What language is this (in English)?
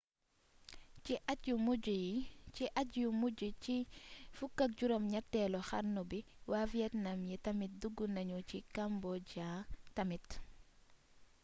Wolof